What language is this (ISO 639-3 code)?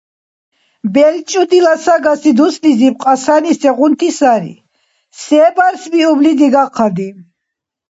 dar